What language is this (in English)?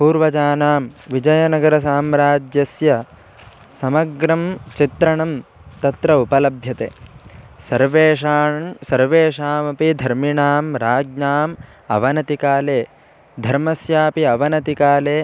Sanskrit